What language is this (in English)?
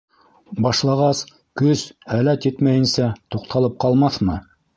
Bashkir